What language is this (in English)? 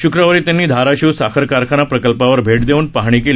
Marathi